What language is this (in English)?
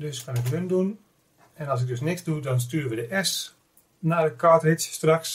Dutch